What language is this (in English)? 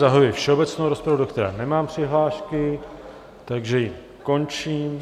Czech